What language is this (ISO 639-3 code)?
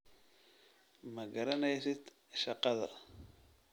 som